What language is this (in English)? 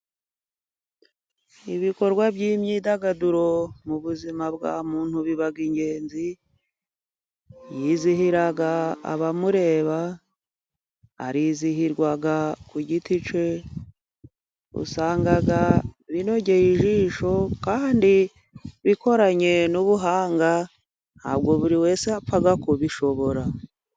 Kinyarwanda